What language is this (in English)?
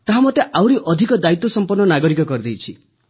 Odia